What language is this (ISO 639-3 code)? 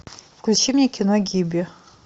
rus